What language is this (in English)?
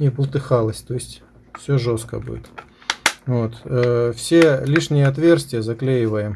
Russian